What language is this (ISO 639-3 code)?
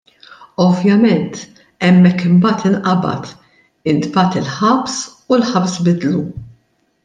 mlt